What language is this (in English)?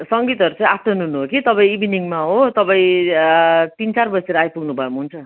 Nepali